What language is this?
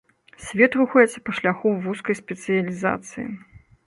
Belarusian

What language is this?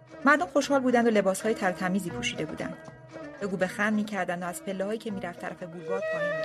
Persian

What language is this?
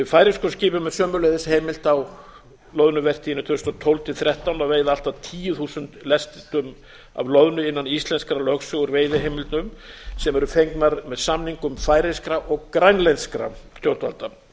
Icelandic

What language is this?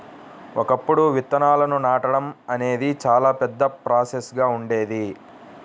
Telugu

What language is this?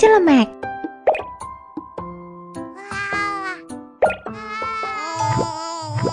Indonesian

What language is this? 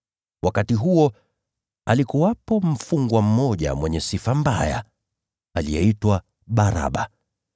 Swahili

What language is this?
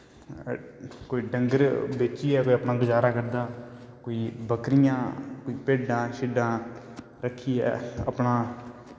Dogri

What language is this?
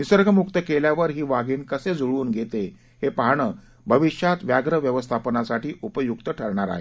Marathi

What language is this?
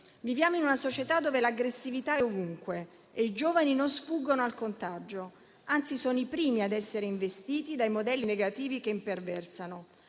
Italian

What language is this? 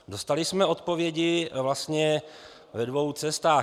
Czech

